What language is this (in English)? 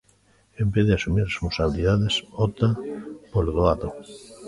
Galician